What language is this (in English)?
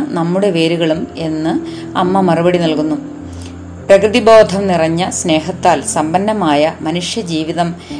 Malayalam